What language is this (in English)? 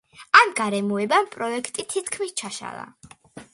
Georgian